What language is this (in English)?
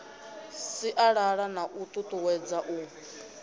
Venda